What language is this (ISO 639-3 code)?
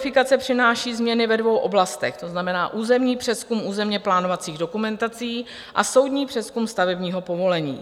ces